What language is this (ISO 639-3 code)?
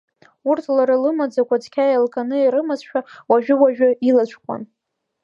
abk